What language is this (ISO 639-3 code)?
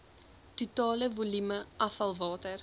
afr